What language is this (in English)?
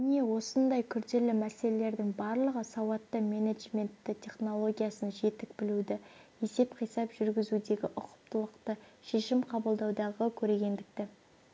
Kazakh